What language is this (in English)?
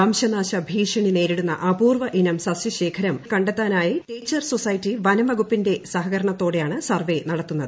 Malayalam